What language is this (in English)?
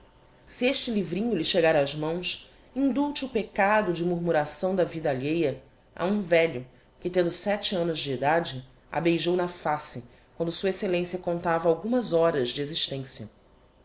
Portuguese